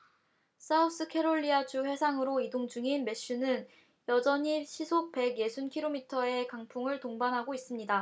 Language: Korean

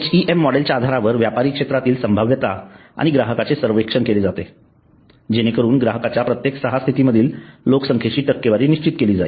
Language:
Marathi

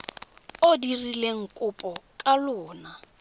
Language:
Tswana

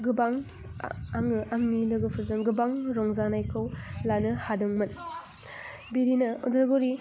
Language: Bodo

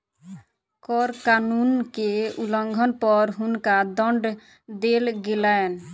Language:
Maithili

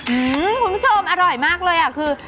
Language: Thai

